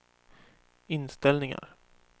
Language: Swedish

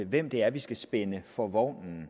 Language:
Danish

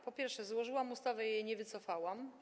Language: Polish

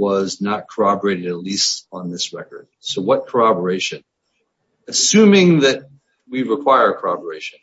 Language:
English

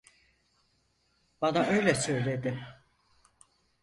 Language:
Turkish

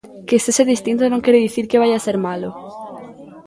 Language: Galician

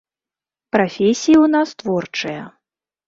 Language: Belarusian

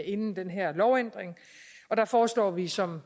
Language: Danish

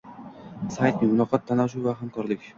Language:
Uzbek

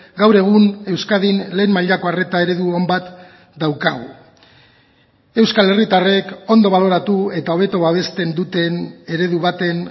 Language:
Basque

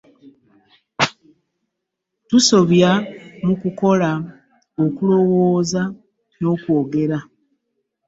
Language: Ganda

